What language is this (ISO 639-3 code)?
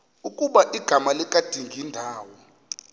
xho